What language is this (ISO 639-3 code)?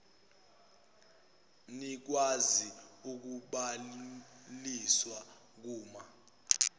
zul